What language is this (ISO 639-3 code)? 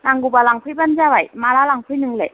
brx